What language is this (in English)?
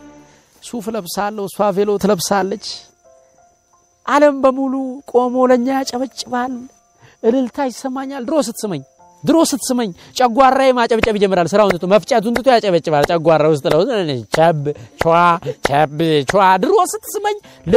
Amharic